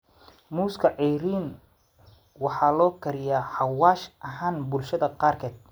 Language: Somali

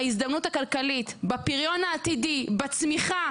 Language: Hebrew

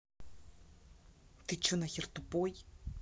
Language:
Russian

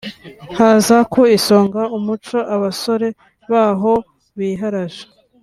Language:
Kinyarwanda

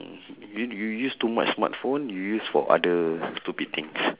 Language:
English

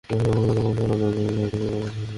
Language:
Bangla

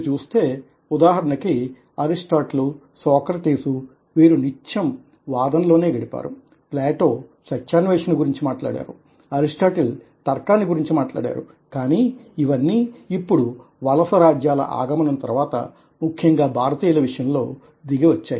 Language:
Telugu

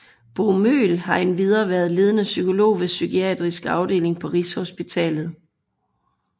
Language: Danish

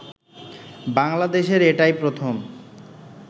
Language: Bangla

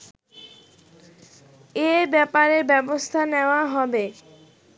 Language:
Bangla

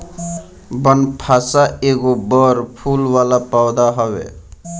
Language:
Bhojpuri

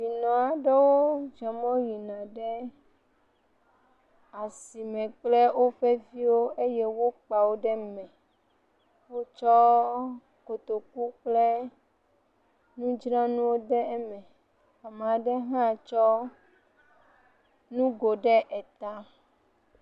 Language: Ewe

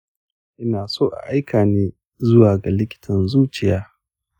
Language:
Hausa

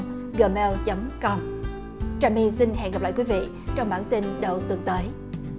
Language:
Vietnamese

